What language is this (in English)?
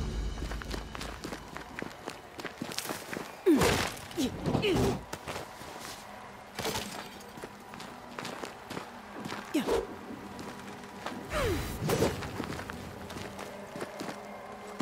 English